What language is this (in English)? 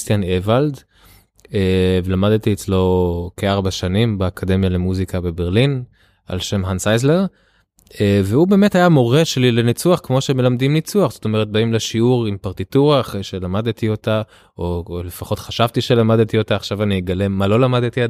Hebrew